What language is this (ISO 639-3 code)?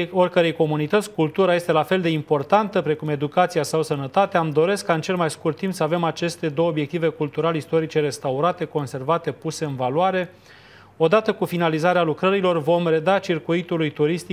ron